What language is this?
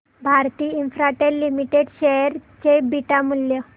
Marathi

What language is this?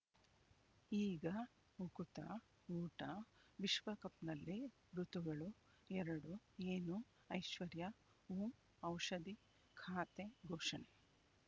Kannada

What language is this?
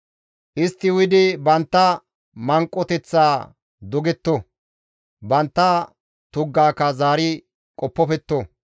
Gamo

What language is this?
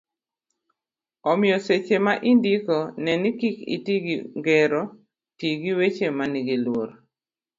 Luo (Kenya and Tanzania)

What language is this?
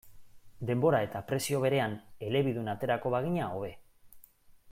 Basque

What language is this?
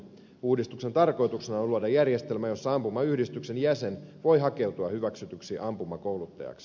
Finnish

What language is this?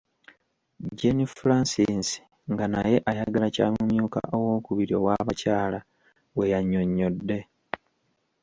Ganda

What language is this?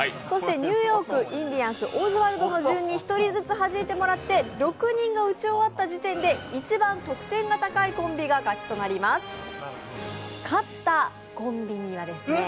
Japanese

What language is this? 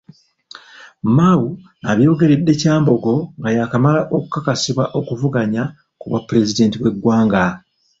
Ganda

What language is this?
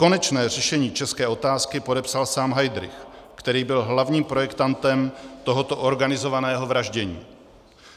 Czech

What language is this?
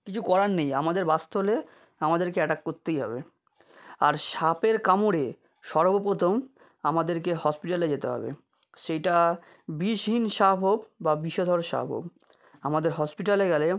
Bangla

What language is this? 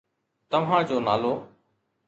Sindhi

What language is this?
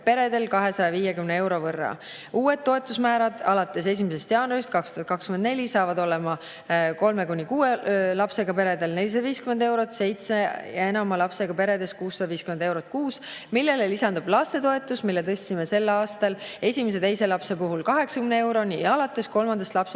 Estonian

